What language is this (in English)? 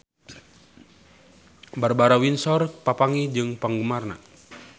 Sundanese